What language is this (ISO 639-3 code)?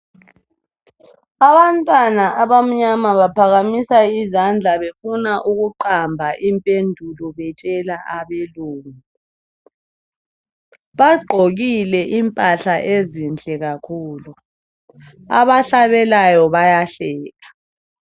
nde